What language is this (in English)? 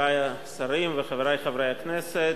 Hebrew